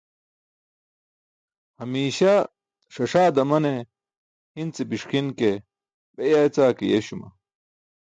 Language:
Burushaski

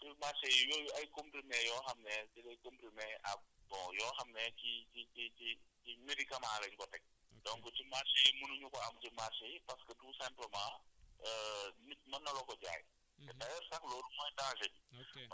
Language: Wolof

